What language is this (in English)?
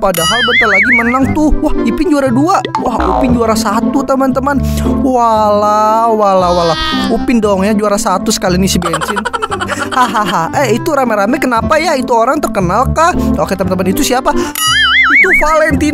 Indonesian